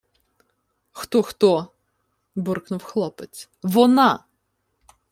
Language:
Ukrainian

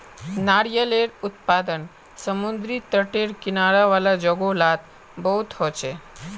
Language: Magahi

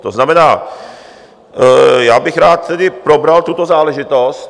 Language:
Czech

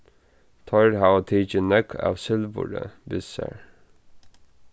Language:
Faroese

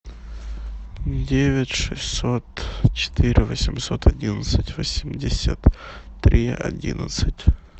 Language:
Russian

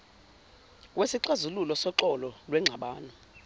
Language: Zulu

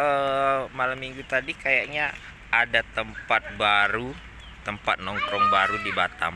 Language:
Indonesian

